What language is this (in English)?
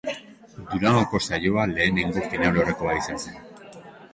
Basque